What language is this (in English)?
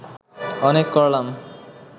Bangla